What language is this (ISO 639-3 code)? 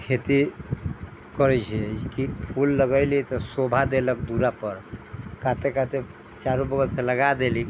mai